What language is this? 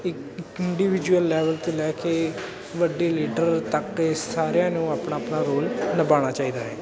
Punjabi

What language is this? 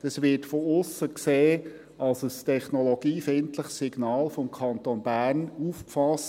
Swiss German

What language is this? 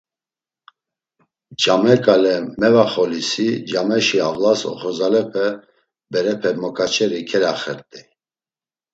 Laz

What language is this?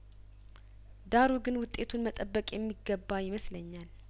Amharic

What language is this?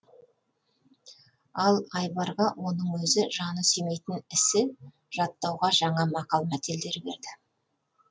Kazakh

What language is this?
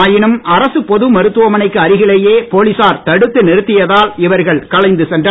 Tamil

